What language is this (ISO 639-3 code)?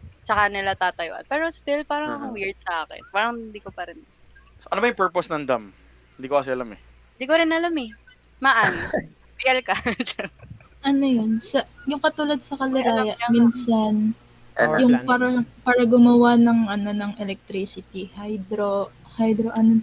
fil